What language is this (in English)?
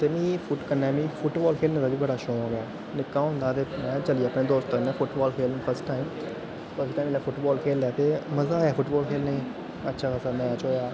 Dogri